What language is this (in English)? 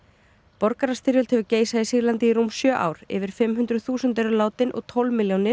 Icelandic